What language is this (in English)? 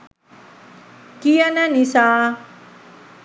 Sinhala